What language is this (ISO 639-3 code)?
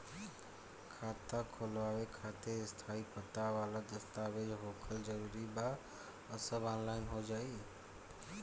bho